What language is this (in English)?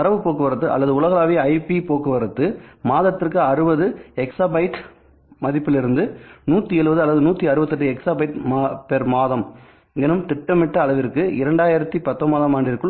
Tamil